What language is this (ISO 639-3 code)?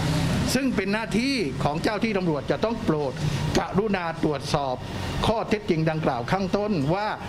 tha